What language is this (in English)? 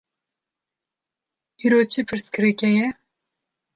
Kurdish